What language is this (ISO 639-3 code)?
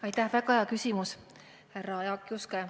est